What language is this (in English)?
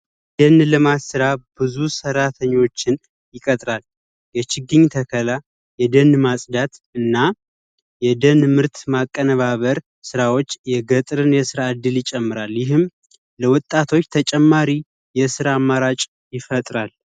Amharic